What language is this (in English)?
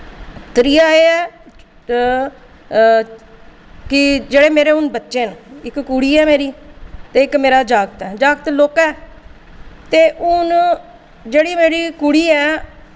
Dogri